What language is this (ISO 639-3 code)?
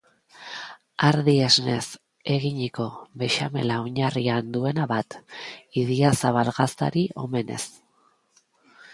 eus